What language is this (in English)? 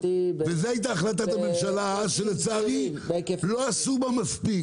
Hebrew